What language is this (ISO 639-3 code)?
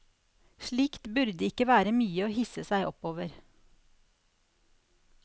nor